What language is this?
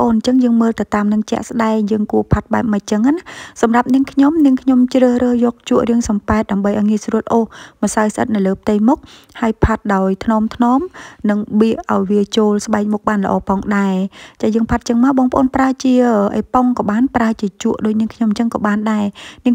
Vietnamese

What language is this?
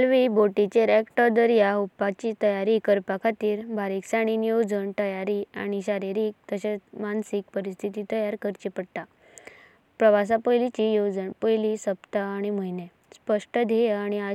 Konkani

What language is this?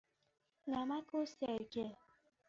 Persian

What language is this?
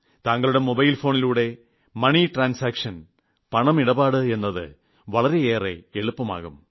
Malayalam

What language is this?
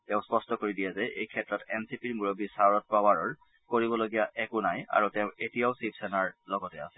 Assamese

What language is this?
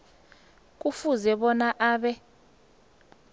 South Ndebele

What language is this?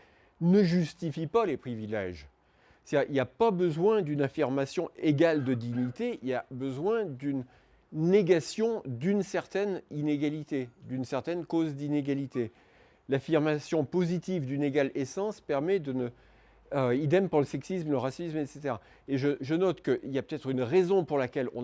French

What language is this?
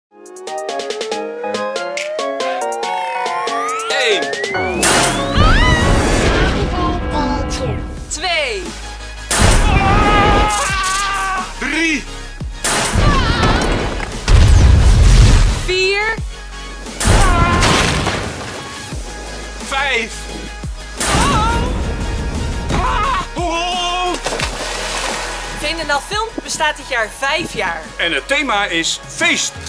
Dutch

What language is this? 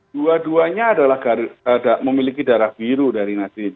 Indonesian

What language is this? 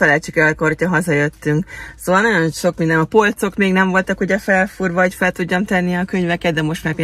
Hungarian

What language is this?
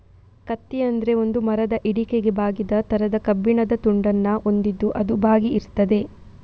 Kannada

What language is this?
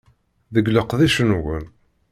Kabyle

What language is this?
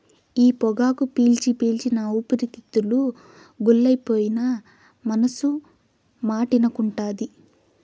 Telugu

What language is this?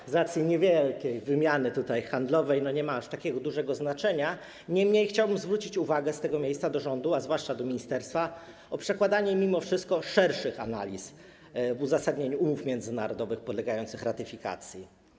Polish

